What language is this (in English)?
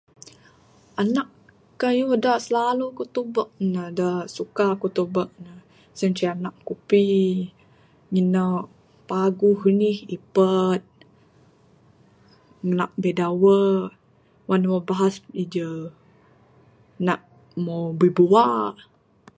Bukar-Sadung Bidayuh